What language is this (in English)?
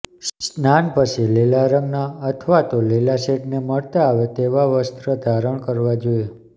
Gujarati